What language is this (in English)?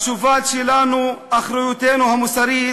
Hebrew